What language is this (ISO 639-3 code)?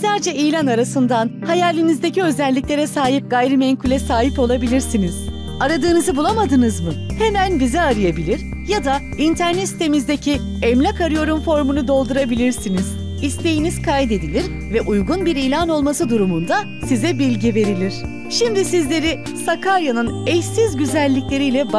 tur